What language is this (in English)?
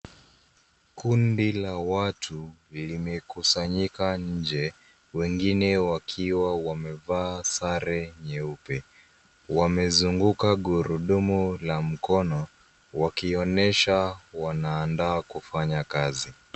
Swahili